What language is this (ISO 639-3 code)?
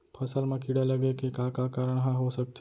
hne